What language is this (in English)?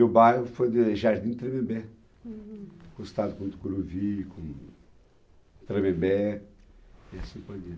Portuguese